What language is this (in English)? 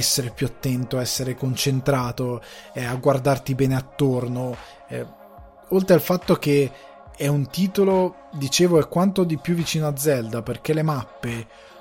Italian